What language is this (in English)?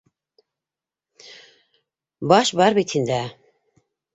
Bashkir